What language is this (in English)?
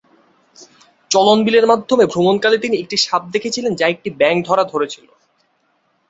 Bangla